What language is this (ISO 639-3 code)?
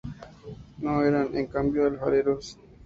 spa